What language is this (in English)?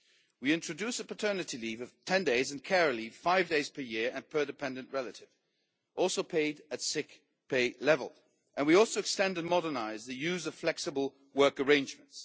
English